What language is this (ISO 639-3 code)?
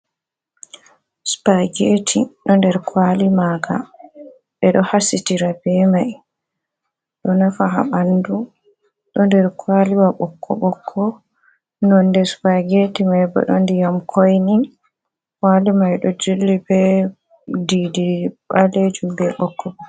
ful